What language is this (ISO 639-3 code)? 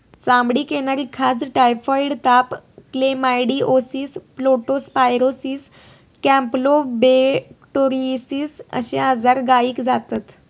mar